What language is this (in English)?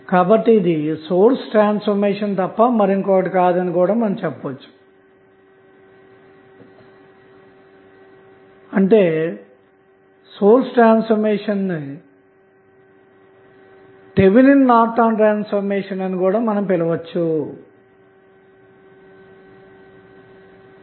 Telugu